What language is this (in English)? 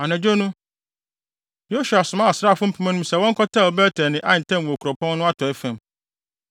Akan